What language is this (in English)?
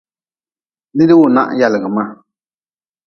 Nawdm